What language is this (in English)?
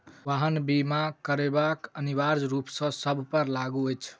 Maithili